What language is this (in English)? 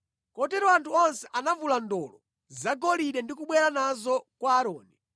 Nyanja